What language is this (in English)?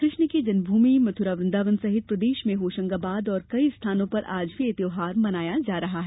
Hindi